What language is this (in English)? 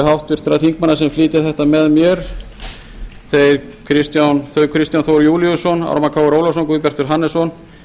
Icelandic